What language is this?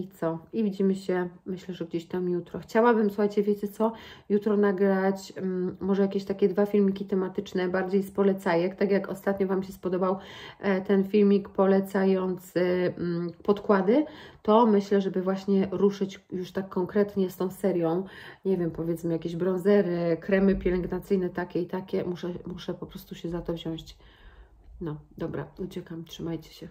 Polish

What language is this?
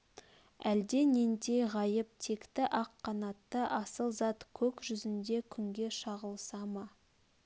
Kazakh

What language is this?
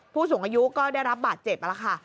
Thai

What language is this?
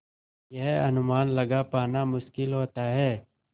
Hindi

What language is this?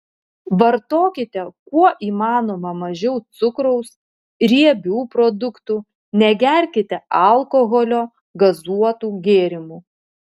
Lithuanian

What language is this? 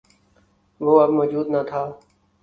Urdu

